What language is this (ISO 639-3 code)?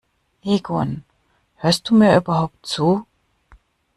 deu